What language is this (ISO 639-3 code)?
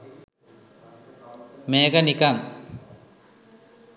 sin